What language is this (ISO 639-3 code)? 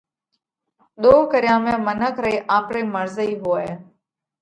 kvx